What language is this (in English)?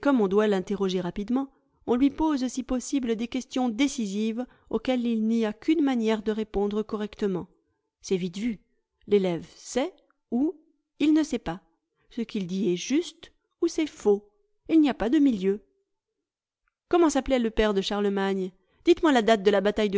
French